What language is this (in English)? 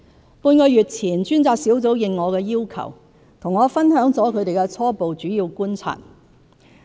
Cantonese